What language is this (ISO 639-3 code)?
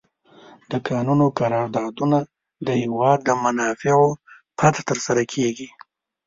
pus